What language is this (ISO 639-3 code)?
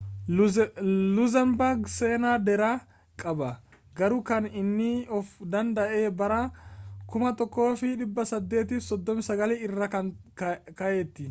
orm